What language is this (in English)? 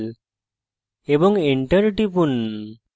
Bangla